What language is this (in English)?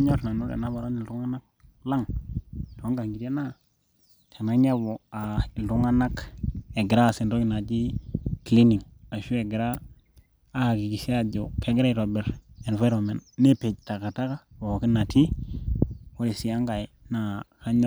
Masai